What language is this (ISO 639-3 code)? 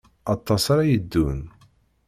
kab